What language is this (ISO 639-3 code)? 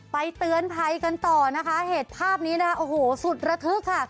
tha